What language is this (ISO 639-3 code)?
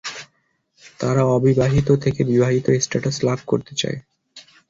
ben